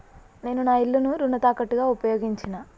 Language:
Telugu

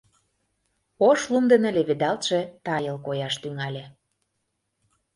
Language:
Mari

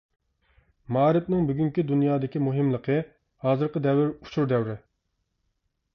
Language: Uyghur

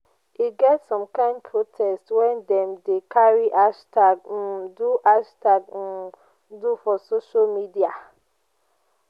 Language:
Nigerian Pidgin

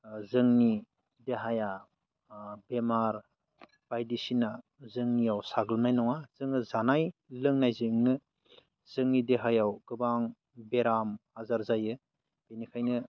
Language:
Bodo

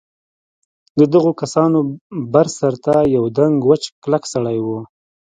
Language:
Pashto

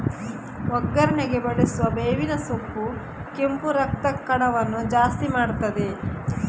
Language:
Kannada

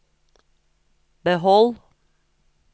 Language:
Norwegian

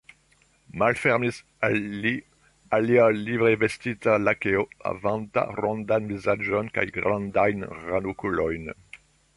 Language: Esperanto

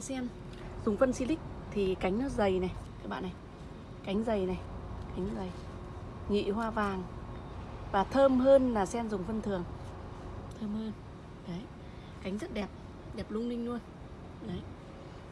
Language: Vietnamese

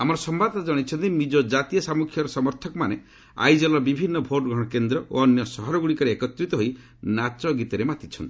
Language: Odia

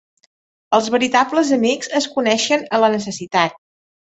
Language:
Catalan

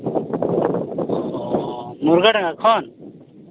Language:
Santali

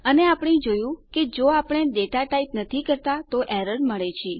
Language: Gujarati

